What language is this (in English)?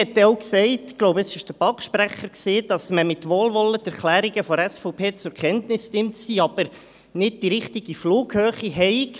Swiss German